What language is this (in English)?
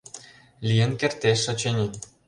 Mari